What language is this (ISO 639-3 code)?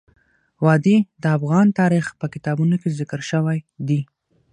pus